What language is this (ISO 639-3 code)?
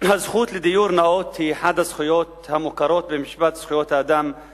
heb